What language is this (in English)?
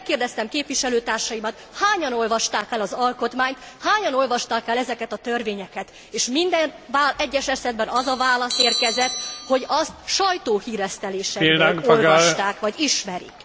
Hungarian